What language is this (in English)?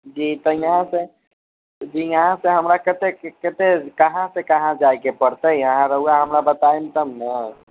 Maithili